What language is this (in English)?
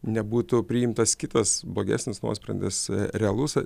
Lithuanian